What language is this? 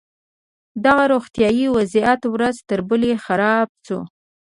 Pashto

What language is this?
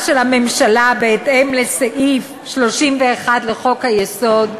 Hebrew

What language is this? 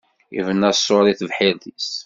Kabyle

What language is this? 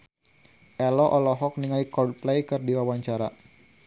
Sundanese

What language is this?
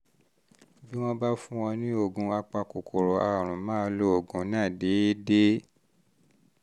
Yoruba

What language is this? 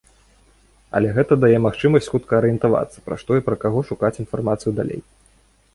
Belarusian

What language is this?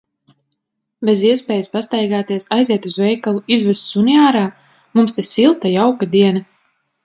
Latvian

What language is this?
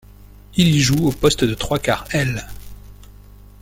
French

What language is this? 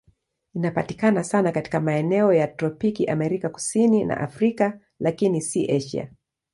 Swahili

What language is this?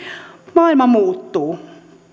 Finnish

